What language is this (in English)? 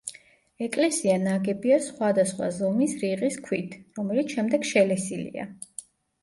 Georgian